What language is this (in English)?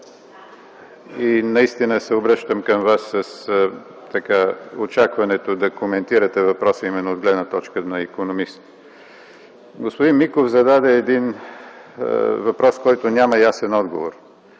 Bulgarian